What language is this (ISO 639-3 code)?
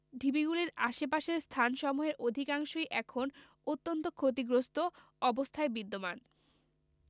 ben